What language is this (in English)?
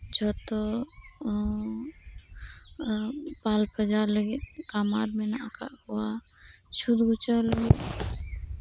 Santali